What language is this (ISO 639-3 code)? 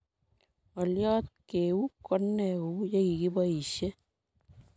kln